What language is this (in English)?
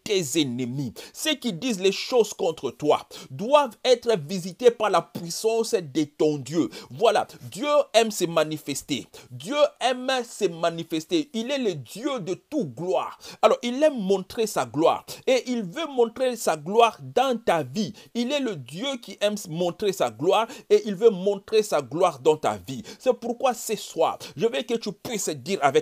French